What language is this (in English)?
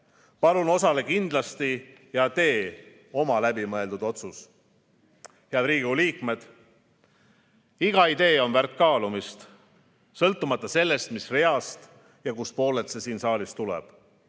Estonian